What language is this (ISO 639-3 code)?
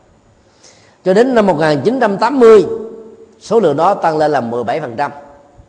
vie